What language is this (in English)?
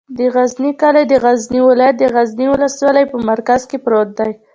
Pashto